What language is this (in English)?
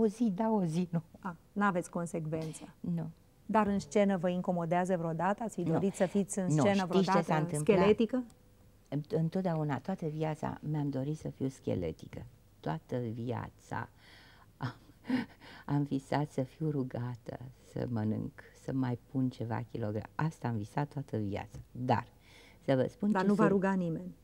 Romanian